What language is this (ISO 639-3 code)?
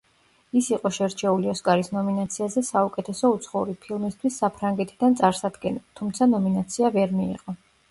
kat